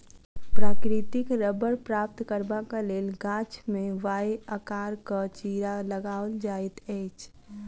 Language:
Maithili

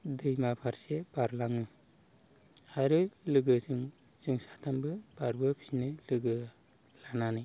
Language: Bodo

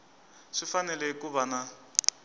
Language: Tsonga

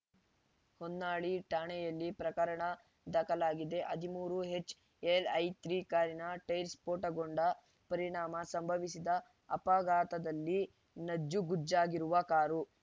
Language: Kannada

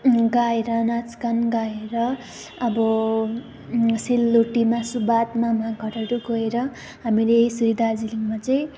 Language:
Nepali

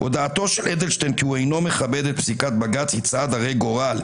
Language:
Hebrew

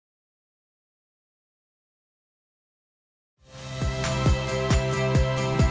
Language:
Indonesian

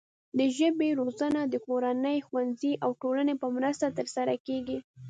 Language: Pashto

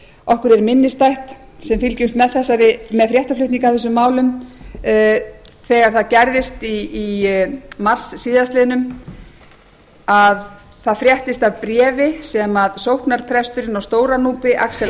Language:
Icelandic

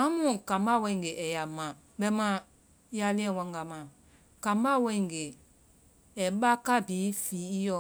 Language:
Vai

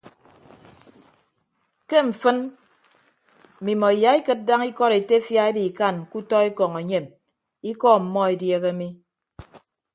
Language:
Ibibio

